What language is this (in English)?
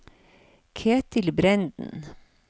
Norwegian